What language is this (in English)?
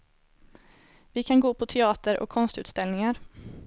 Swedish